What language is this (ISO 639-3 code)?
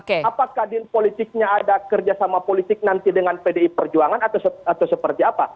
ind